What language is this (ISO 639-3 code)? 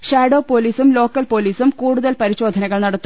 mal